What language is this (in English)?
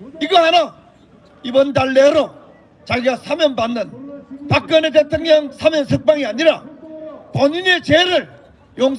Korean